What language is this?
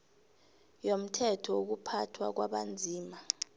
South Ndebele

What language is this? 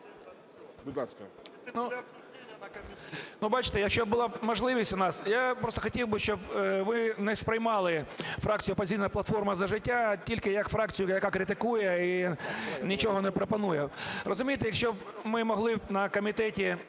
Ukrainian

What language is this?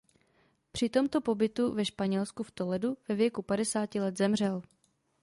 Czech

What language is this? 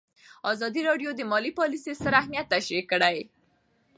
Pashto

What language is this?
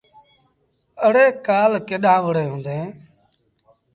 Sindhi Bhil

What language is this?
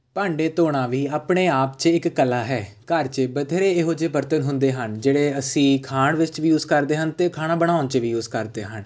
Punjabi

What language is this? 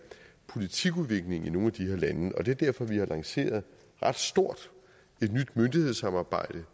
Danish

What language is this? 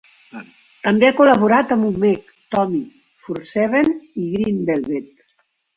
Catalan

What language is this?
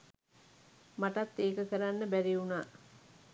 Sinhala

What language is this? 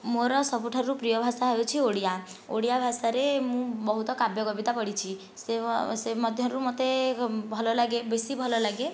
Odia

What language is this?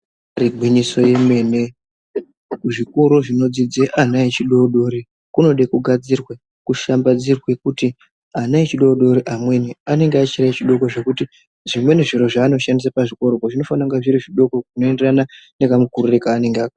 Ndau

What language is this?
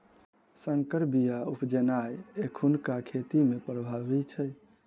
Maithili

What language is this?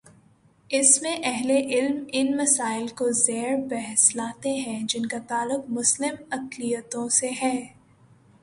Urdu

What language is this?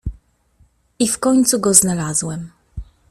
Polish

